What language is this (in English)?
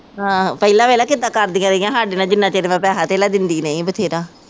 Punjabi